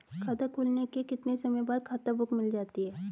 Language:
Hindi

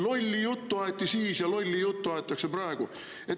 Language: Estonian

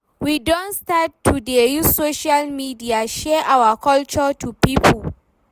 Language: Nigerian Pidgin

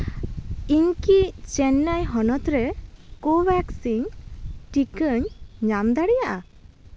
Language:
Santali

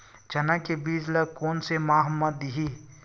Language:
Chhattisgarhi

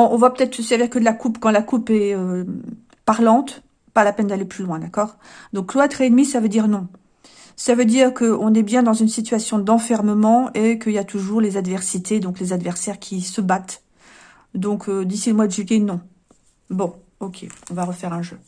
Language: French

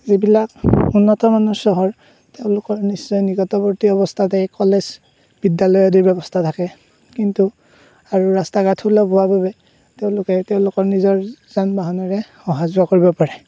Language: Assamese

